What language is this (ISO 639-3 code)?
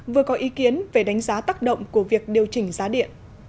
vie